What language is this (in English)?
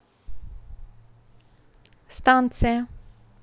Russian